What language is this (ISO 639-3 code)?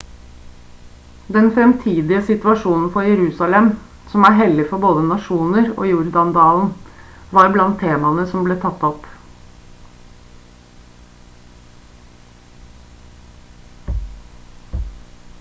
nob